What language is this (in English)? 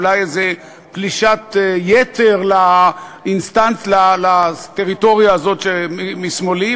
Hebrew